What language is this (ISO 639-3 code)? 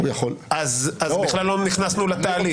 heb